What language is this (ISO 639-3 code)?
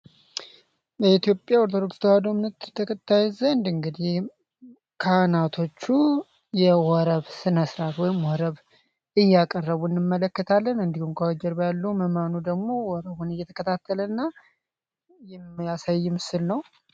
amh